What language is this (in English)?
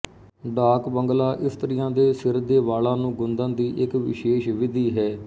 Punjabi